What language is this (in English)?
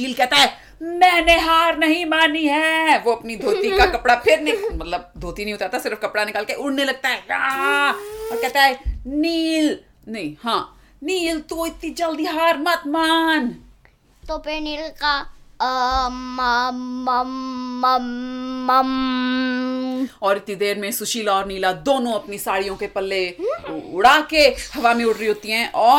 Hindi